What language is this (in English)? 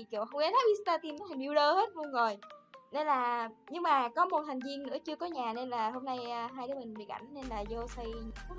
Vietnamese